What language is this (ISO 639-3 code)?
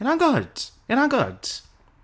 eng